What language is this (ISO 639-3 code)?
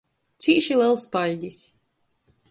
ltg